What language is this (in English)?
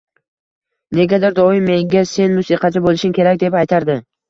Uzbek